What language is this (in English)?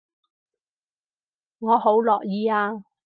Cantonese